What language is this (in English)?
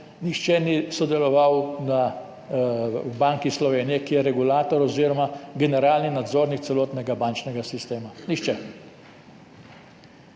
Slovenian